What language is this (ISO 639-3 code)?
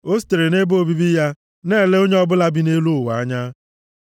ibo